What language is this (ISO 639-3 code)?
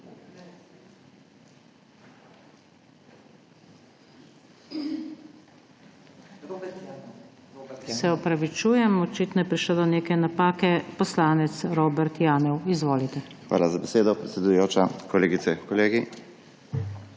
slv